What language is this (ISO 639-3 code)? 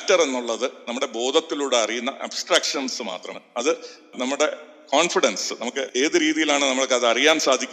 mal